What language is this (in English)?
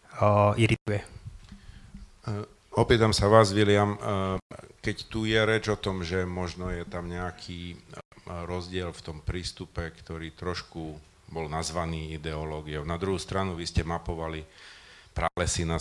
Slovak